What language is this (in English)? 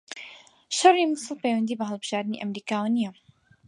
Central Kurdish